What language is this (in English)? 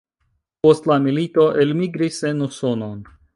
Esperanto